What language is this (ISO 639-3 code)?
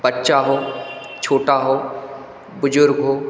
hin